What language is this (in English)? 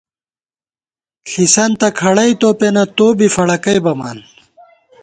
Gawar-Bati